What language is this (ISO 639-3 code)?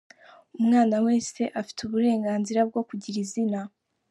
kin